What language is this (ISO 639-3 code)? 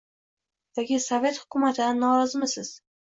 uzb